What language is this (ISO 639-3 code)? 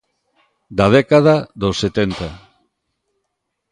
glg